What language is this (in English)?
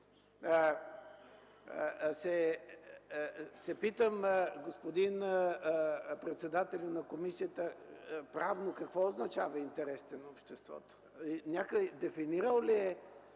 Bulgarian